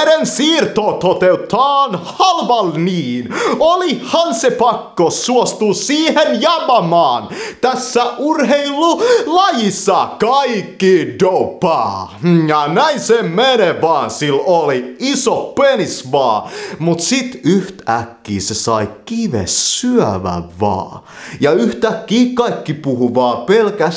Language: Finnish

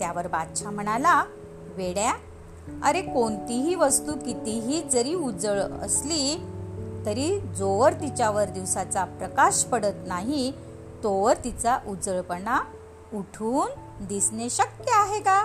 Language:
Marathi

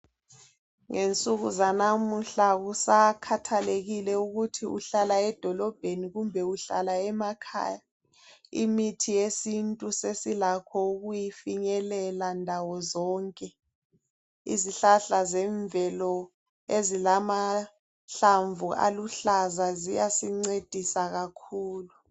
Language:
North Ndebele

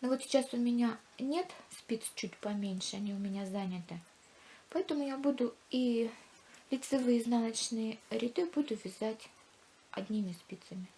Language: Russian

